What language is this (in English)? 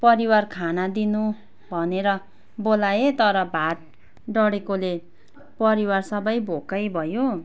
Nepali